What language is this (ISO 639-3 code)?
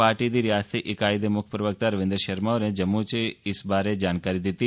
doi